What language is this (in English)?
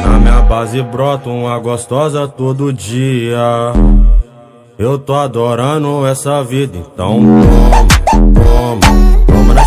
Arabic